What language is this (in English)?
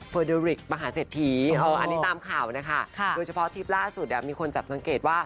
Thai